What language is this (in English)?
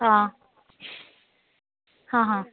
Konkani